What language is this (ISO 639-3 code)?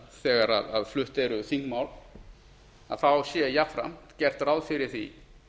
isl